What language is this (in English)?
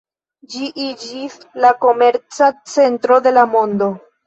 Esperanto